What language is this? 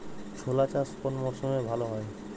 Bangla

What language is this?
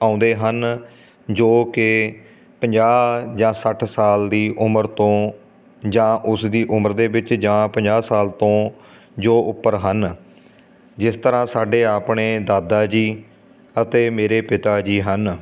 Punjabi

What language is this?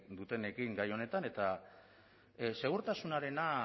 Basque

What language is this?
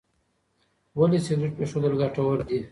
Pashto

